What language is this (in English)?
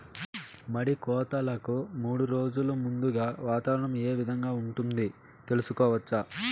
Telugu